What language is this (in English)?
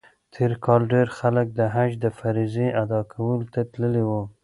Pashto